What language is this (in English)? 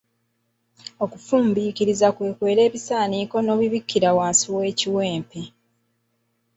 Ganda